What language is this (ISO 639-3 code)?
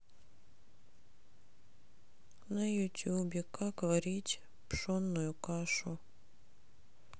rus